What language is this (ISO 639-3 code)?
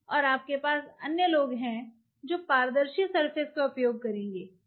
hin